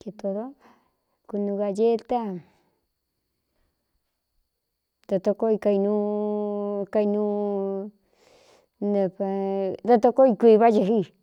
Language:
Cuyamecalco Mixtec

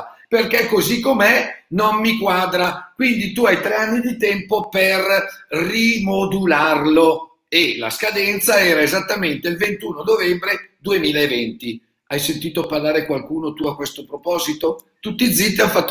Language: Italian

